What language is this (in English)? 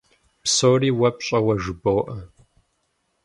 Kabardian